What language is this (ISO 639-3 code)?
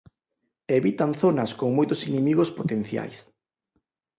glg